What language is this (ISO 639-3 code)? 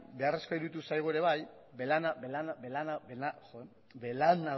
eus